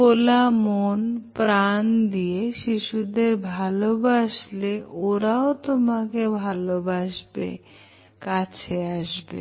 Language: Bangla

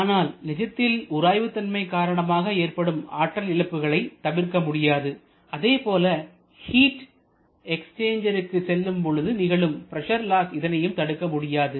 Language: Tamil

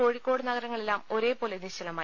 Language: Malayalam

